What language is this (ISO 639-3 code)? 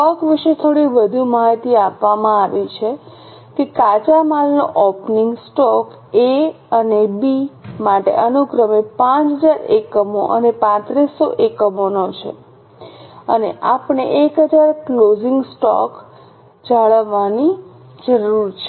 guj